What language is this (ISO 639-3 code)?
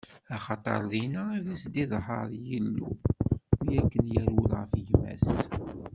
kab